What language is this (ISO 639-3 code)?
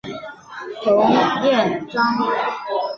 zho